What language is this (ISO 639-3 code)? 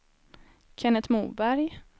swe